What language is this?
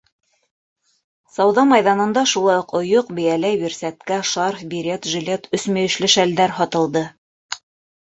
Bashkir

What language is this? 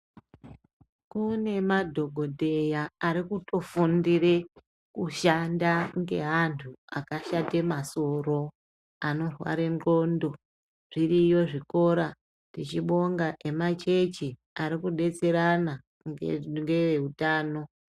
Ndau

